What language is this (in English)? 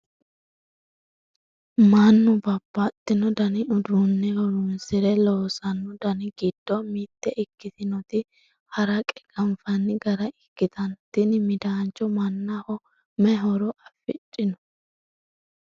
Sidamo